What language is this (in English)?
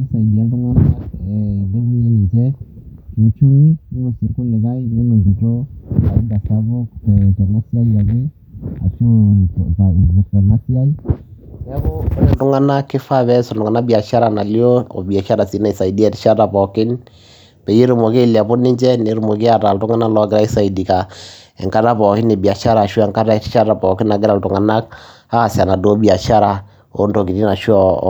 Masai